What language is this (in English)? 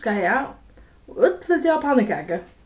Faroese